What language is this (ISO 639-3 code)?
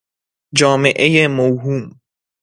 fas